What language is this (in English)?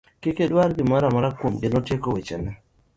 Luo (Kenya and Tanzania)